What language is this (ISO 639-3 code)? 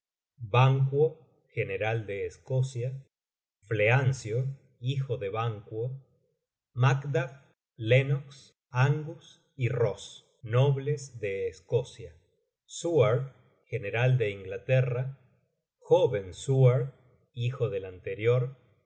spa